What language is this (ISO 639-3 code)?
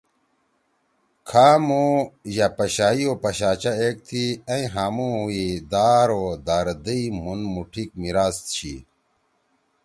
trw